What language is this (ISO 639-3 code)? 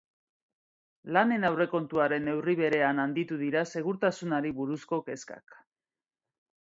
eus